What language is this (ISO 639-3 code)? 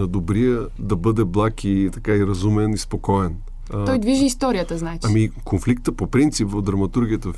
bul